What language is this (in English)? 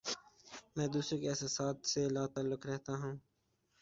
Urdu